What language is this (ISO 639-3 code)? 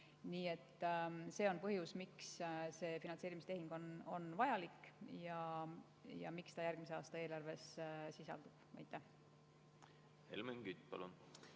est